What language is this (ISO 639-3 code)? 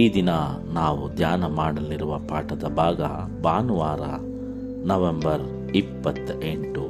kan